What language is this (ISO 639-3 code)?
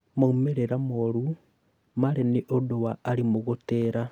kik